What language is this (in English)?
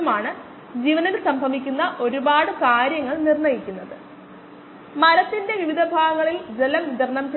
Malayalam